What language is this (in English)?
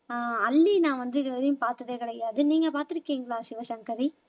Tamil